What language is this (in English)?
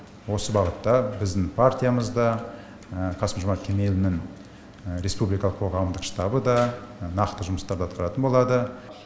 Kazakh